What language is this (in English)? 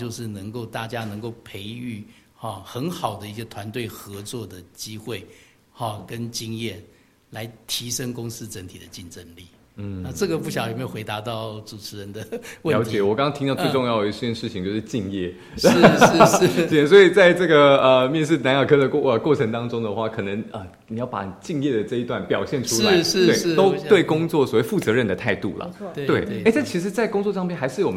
Chinese